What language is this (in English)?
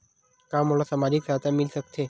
Chhattisgarhi